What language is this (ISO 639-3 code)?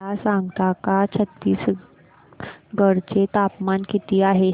mar